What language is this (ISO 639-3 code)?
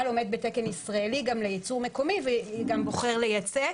heb